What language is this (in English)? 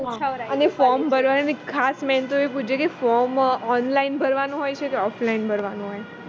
Gujarati